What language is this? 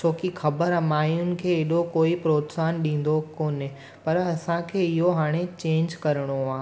Sindhi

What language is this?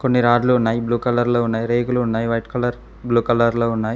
Telugu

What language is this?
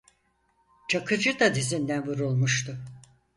Turkish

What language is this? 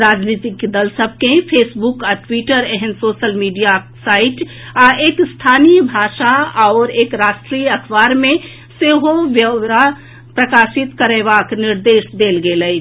Maithili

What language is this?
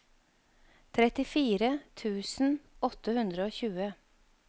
Norwegian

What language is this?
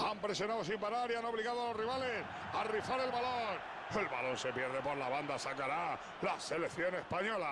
Spanish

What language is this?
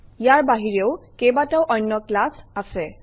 Assamese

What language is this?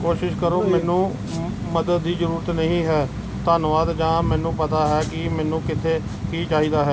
Punjabi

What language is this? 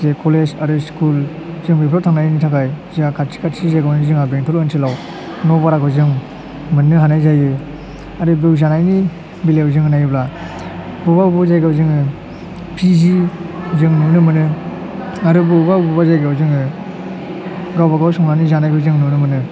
Bodo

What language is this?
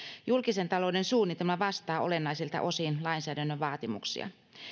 Finnish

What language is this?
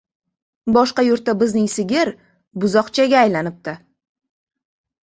Uzbek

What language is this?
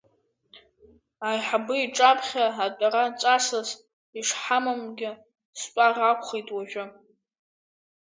Abkhazian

